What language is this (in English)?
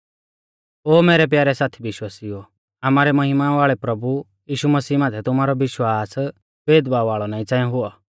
Mahasu Pahari